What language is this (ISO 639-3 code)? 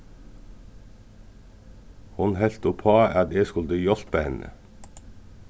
fao